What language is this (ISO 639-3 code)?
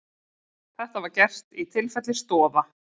isl